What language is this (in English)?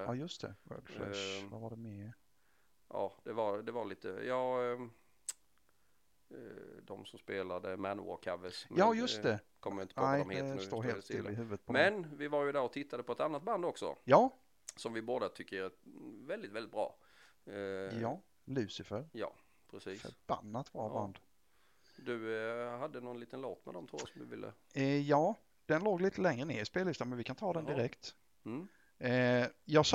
Swedish